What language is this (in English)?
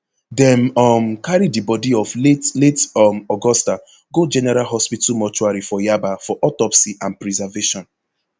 Nigerian Pidgin